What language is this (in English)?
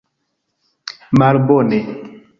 Esperanto